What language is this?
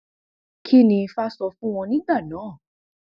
Yoruba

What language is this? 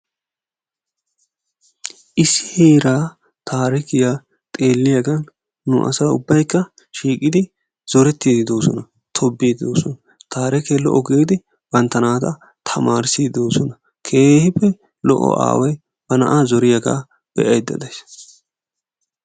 Wolaytta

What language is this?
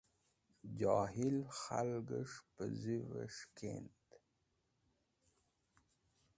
Wakhi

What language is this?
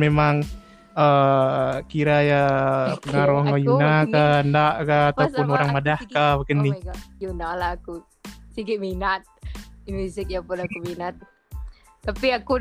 Malay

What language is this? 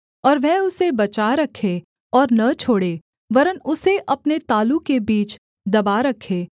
Hindi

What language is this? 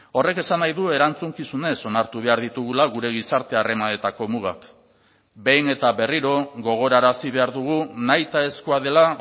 Basque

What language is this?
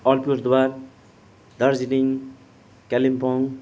Nepali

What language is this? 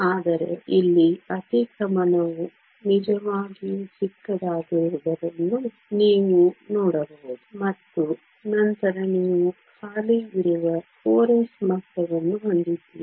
Kannada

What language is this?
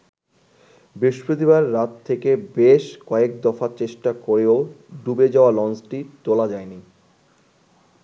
Bangla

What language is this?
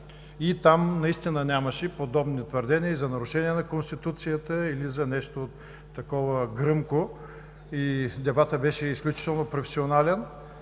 Bulgarian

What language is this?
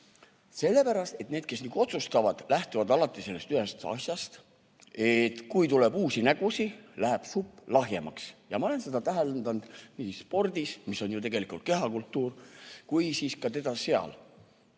Estonian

